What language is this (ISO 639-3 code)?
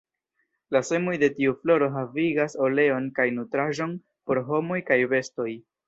epo